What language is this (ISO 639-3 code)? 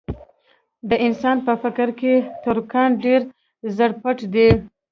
pus